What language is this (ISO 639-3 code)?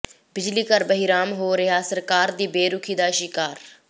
pan